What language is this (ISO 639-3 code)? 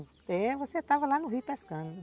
por